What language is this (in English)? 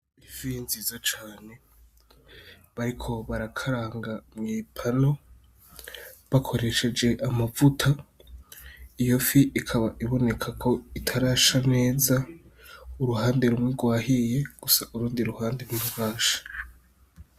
Rundi